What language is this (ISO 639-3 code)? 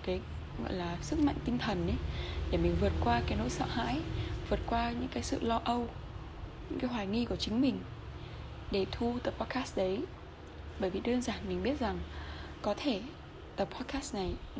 vie